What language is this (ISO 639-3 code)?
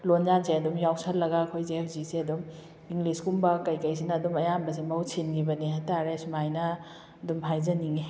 mni